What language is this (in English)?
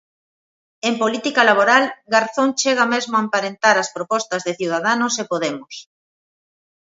Galician